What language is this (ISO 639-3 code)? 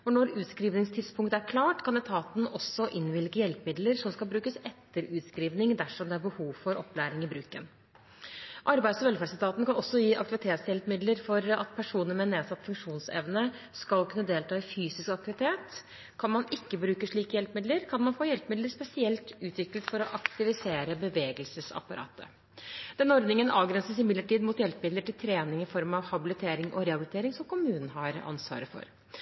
nob